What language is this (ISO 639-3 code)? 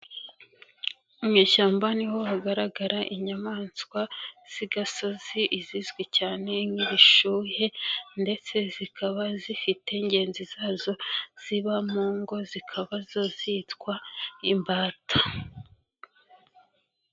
kin